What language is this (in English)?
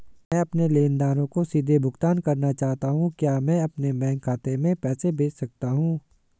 Hindi